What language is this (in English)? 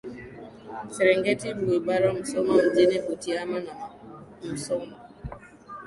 Swahili